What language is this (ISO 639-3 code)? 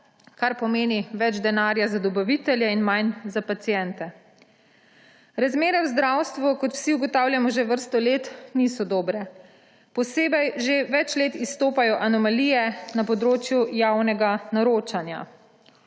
slv